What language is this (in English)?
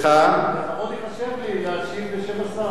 Hebrew